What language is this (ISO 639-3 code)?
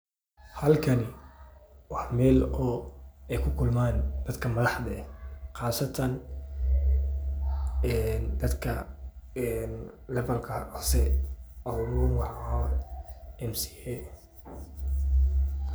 som